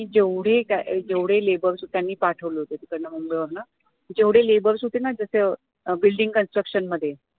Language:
Marathi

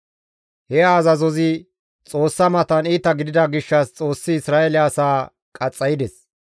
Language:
Gamo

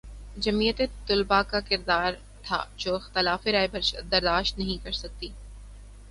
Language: Urdu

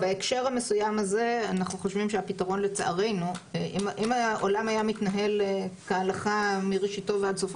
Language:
Hebrew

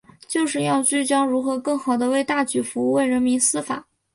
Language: Chinese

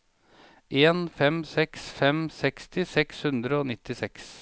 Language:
Norwegian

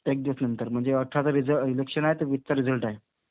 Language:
Marathi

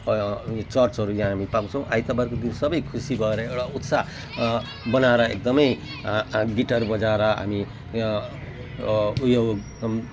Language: Nepali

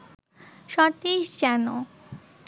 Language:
Bangla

